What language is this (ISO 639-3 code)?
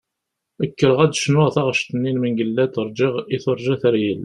kab